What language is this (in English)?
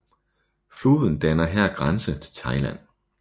Danish